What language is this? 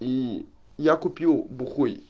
Russian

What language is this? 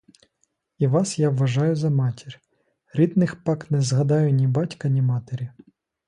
Ukrainian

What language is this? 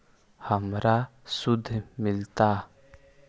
Magahi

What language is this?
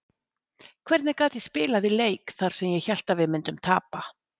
Icelandic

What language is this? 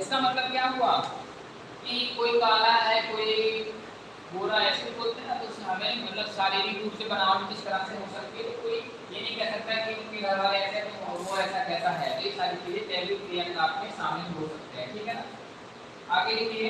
Hindi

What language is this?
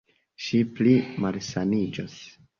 Esperanto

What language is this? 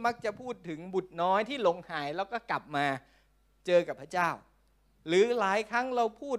Thai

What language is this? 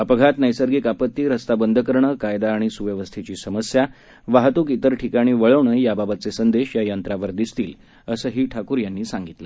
Marathi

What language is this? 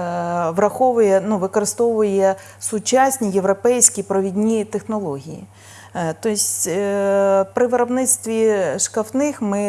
Ukrainian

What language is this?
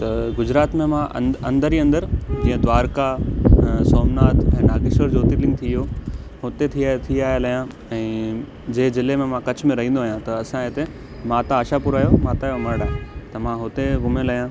Sindhi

